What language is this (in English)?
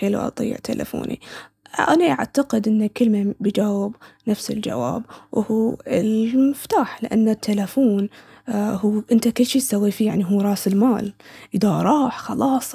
Baharna Arabic